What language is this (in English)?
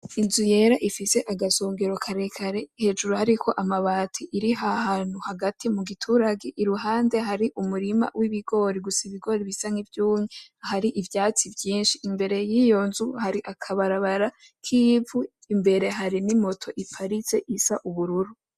Rundi